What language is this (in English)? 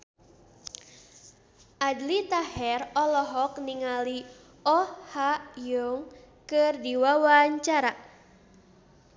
Sundanese